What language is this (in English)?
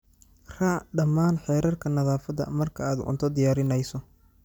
Somali